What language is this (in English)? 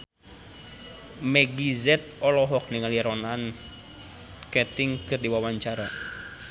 Sundanese